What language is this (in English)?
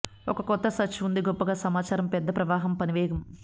Telugu